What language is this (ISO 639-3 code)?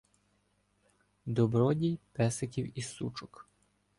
ukr